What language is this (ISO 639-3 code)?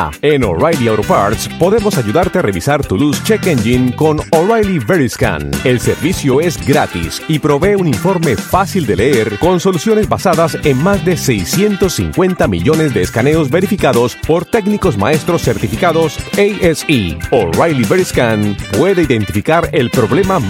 spa